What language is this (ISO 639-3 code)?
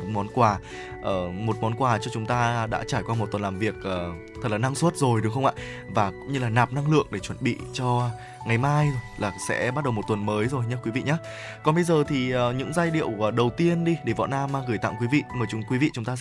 vie